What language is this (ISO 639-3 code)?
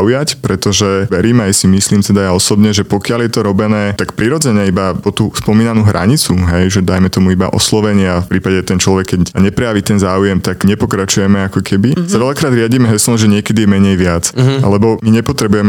slk